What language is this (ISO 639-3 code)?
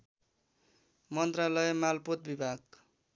nep